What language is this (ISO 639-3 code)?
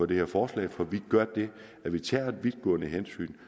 dan